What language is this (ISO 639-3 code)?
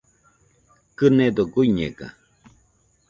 hux